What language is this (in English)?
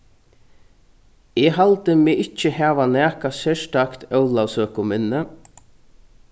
Faroese